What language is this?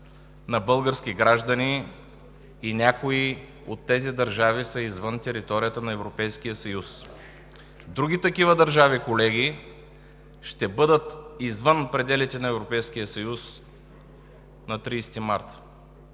Bulgarian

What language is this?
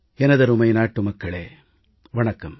Tamil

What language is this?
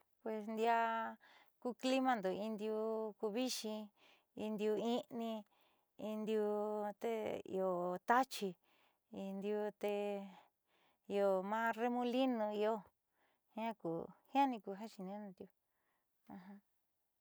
Southeastern Nochixtlán Mixtec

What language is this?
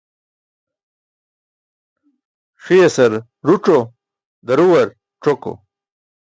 Burushaski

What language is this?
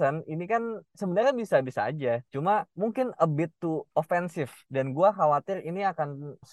Indonesian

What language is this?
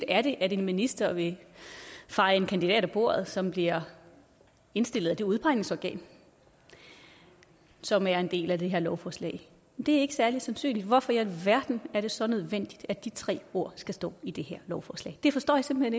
Danish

